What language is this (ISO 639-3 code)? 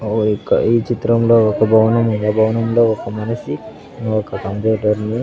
tel